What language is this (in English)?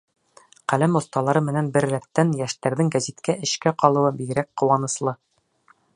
Bashkir